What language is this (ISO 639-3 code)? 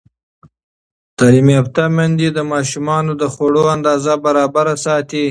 pus